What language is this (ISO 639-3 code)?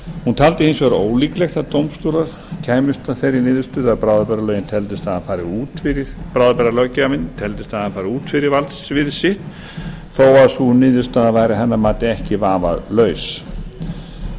isl